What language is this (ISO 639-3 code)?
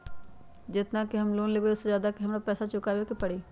mag